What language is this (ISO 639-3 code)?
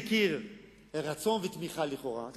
heb